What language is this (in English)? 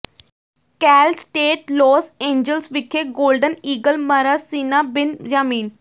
Punjabi